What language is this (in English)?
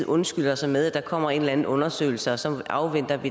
Danish